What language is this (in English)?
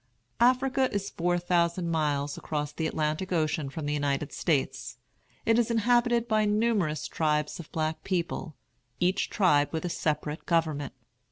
English